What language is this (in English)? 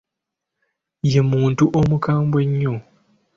Ganda